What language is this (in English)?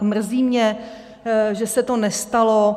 Czech